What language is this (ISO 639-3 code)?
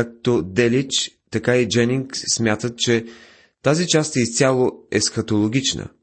bul